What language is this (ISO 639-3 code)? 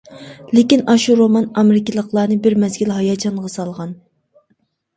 uig